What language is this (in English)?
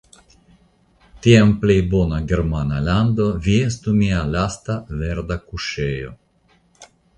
Esperanto